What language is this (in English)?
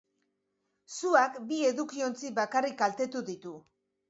Basque